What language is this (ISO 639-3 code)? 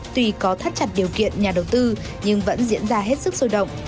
vie